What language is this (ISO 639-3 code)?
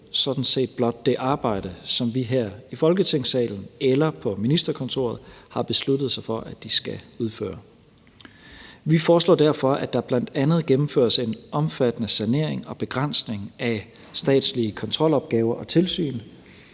dan